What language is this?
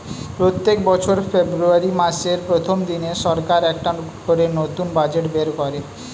Bangla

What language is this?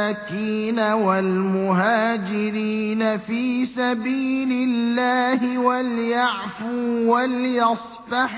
Arabic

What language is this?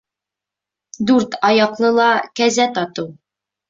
Bashkir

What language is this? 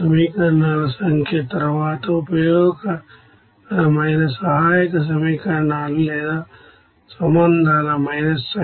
Telugu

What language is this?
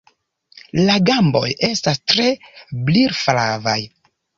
Esperanto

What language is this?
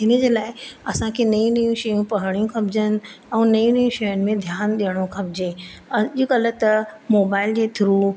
Sindhi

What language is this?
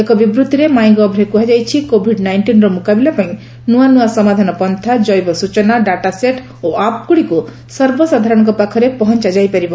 Odia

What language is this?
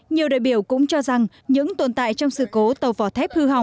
Vietnamese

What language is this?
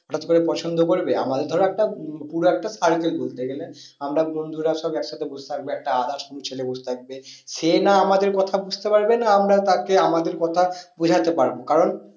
Bangla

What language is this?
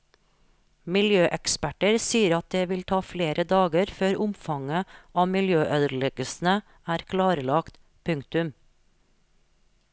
Norwegian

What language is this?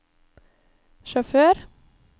Norwegian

